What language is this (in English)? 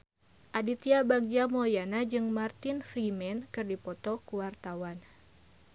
Sundanese